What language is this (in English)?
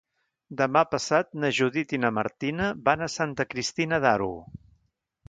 Catalan